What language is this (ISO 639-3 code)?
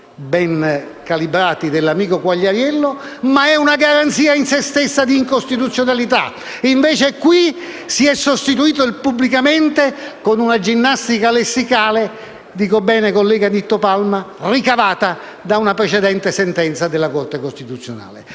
ita